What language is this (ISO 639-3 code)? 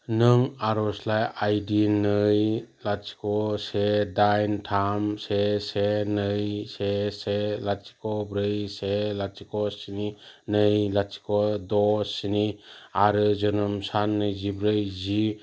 brx